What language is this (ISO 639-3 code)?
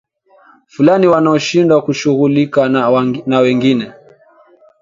swa